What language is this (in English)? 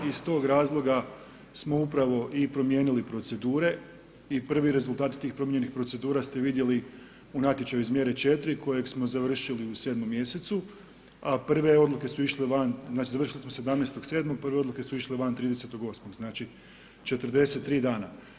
Croatian